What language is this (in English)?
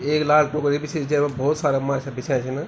Garhwali